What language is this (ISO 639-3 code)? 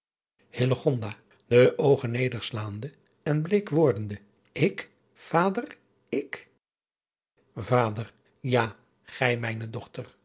nld